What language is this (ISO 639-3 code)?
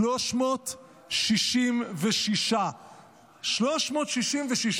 heb